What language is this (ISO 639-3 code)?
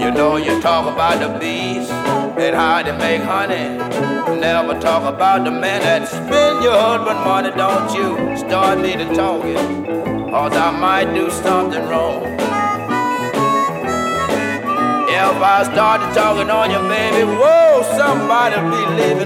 tur